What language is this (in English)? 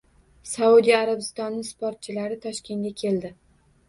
Uzbek